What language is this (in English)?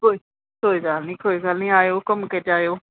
Punjabi